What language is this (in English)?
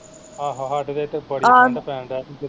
Punjabi